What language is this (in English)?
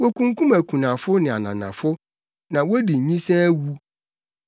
Akan